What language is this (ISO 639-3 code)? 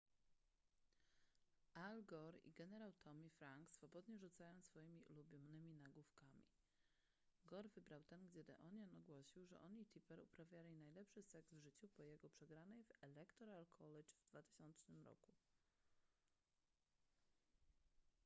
pol